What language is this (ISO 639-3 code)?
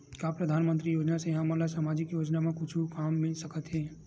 hne